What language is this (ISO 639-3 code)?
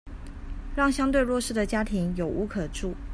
zho